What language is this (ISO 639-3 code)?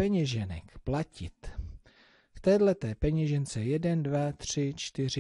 ces